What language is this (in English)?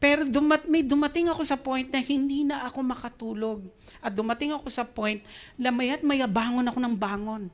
Filipino